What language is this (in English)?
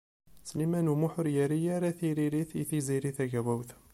Kabyle